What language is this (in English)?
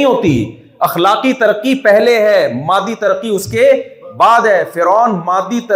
Urdu